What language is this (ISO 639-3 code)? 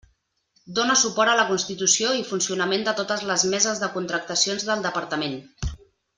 cat